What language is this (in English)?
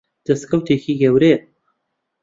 Central Kurdish